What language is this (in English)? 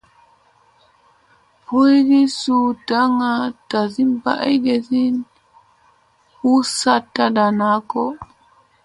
Musey